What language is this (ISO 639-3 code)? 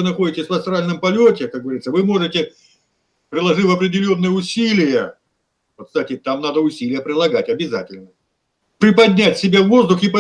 rus